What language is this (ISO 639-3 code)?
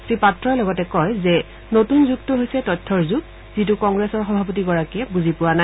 asm